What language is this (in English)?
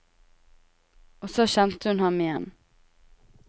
Norwegian